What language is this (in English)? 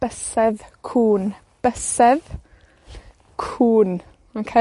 Welsh